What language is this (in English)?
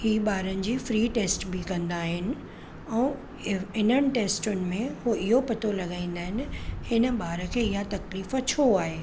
Sindhi